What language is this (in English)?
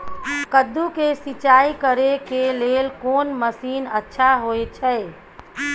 Maithili